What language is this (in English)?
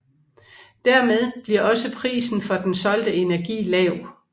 Danish